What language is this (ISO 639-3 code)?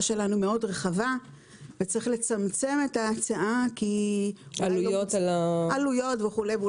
heb